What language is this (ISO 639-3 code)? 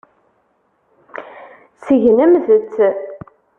kab